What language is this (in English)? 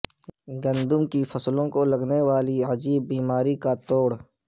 Urdu